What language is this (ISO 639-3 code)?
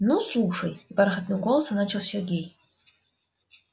rus